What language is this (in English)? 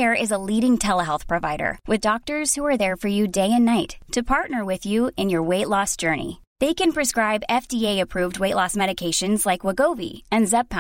Urdu